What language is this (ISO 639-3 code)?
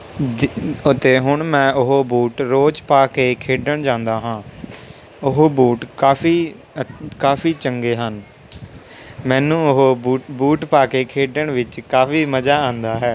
pan